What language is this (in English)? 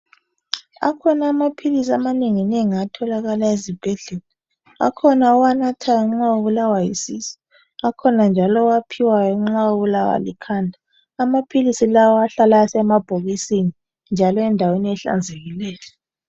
North Ndebele